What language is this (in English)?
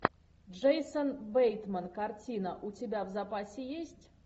Russian